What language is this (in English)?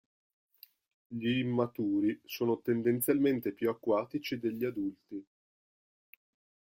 Italian